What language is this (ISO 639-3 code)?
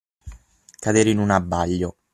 ita